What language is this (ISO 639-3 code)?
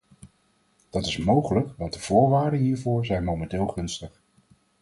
nld